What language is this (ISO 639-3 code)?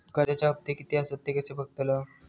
mar